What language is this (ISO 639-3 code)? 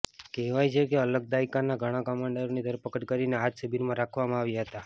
guj